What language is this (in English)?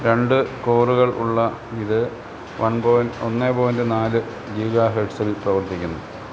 Malayalam